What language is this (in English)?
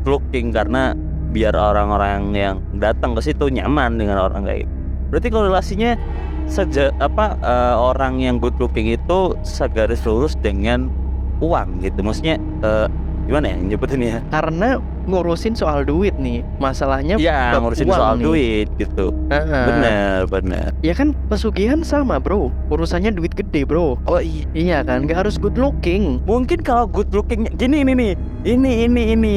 Indonesian